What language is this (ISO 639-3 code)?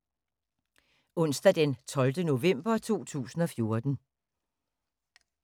dan